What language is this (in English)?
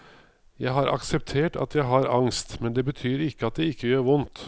Norwegian